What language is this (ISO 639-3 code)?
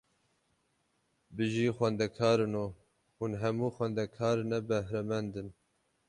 kur